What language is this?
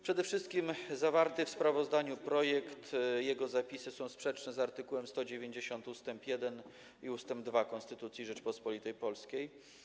Polish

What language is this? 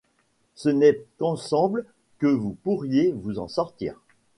French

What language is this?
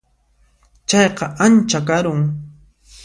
Puno Quechua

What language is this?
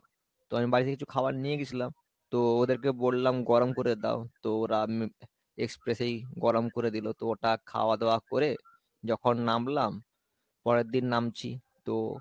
Bangla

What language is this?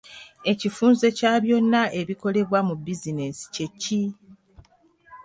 Ganda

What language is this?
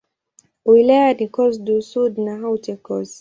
Swahili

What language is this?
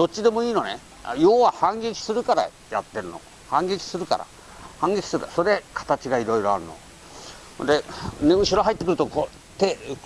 Japanese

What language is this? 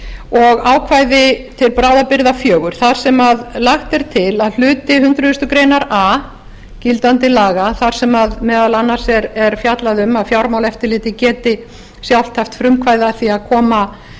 Icelandic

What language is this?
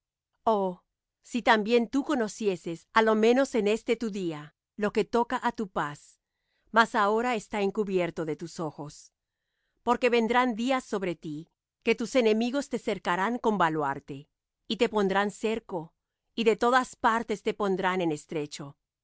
Spanish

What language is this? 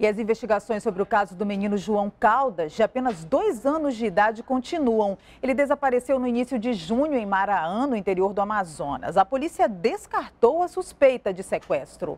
Portuguese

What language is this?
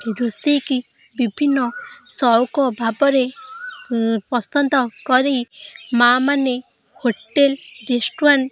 Odia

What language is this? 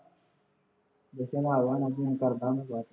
Punjabi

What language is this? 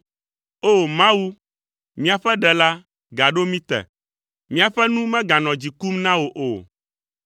Ewe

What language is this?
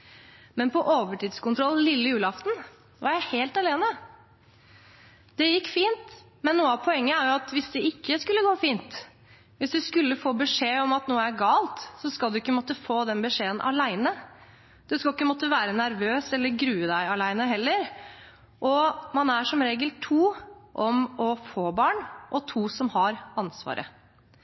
Norwegian Bokmål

